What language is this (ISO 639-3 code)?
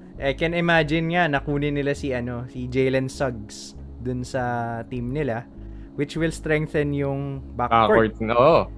fil